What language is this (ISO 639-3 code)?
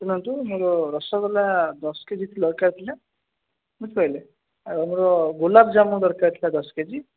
ori